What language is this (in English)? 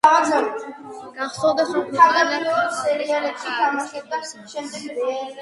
Georgian